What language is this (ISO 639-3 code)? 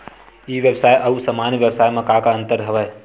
hne